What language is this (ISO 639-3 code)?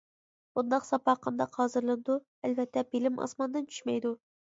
uig